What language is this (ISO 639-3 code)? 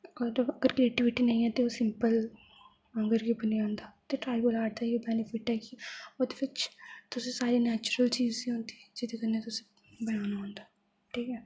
doi